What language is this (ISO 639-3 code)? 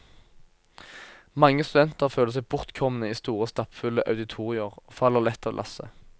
nor